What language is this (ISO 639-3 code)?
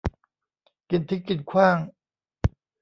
tha